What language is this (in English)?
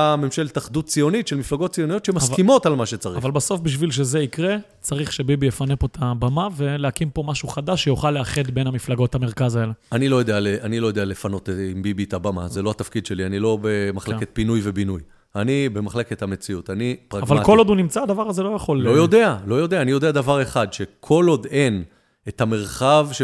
Hebrew